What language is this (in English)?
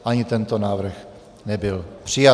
Czech